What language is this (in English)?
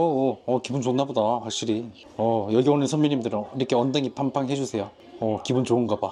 Korean